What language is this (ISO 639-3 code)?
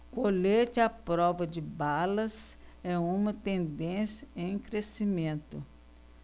por